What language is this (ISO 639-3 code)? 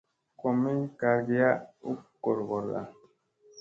mse